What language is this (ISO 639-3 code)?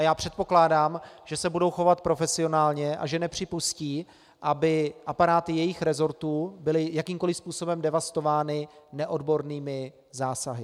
ces